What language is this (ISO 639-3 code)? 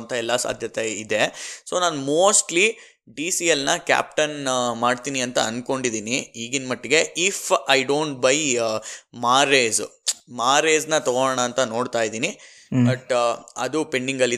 kan